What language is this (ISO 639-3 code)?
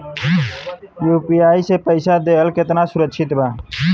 bho